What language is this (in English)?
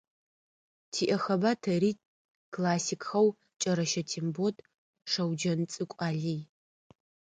Adyghe